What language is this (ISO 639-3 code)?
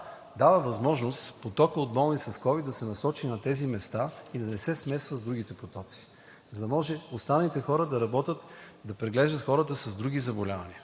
bul